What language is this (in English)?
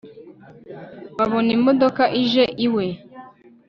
Kinyarwanda